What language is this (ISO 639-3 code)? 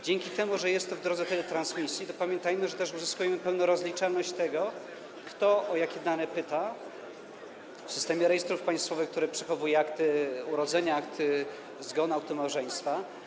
pol